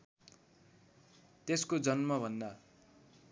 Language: Nepali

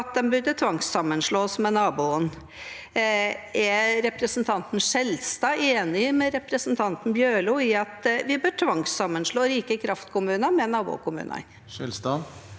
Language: Norwegian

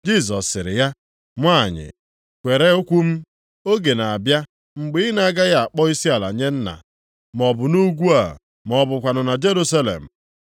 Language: Igbo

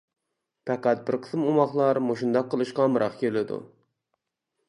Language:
Uyghur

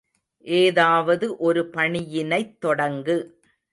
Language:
Tamil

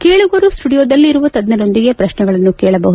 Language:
Kannada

